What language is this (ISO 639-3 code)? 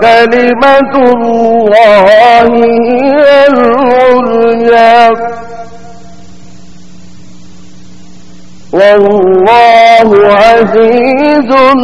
urd